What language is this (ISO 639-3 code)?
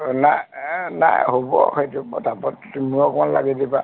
asm